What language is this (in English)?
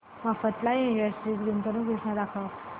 Marathi